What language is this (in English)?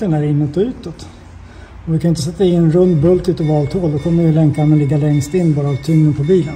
Swedish